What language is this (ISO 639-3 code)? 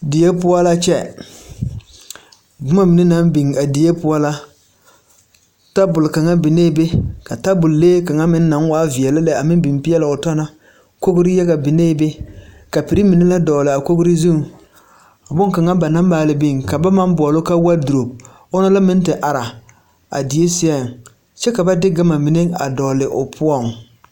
dga